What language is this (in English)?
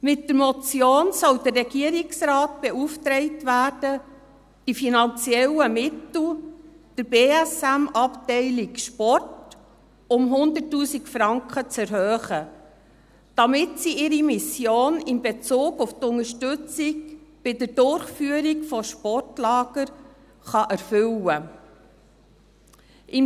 Swiss German